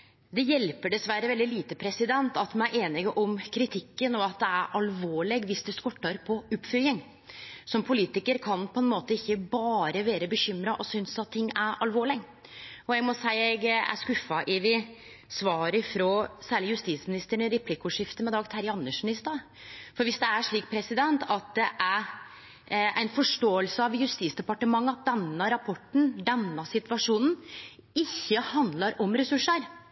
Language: Norwegian Nynorsk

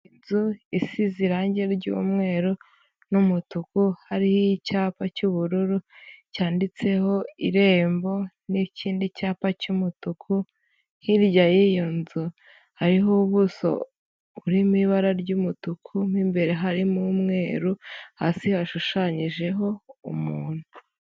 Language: Kinyarwanda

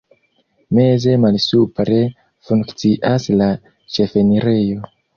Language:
Esperanto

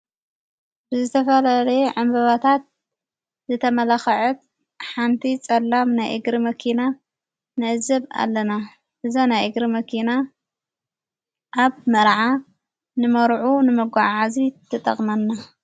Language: Tigrinya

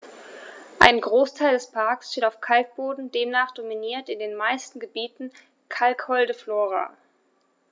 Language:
German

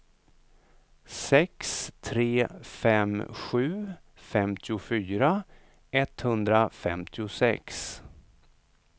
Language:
Swedish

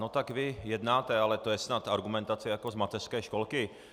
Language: Czech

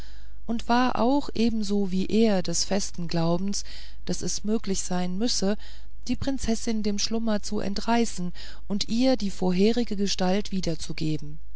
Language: German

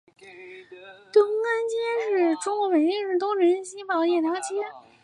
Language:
Chinese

